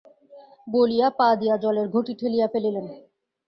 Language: Bangla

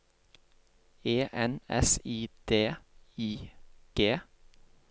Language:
Norwegian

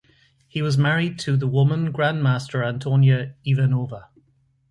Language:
English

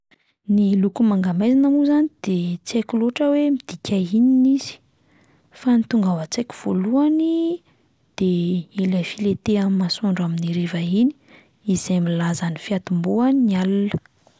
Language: Malagasy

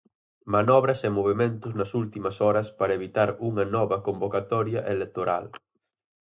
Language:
Galician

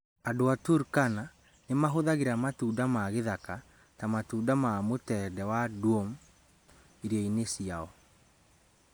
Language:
Kikuyu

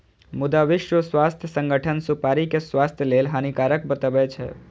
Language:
Maithili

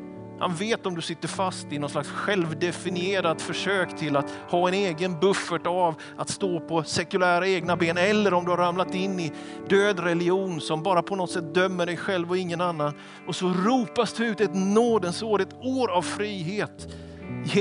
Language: Swedish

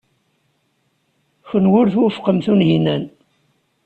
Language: Kabyle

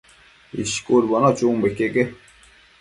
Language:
Matsés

